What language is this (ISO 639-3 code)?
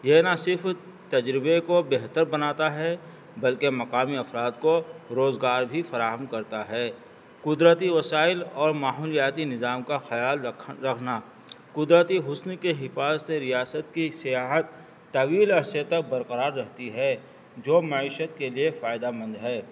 urd